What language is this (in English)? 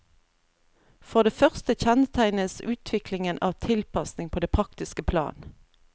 Norwegian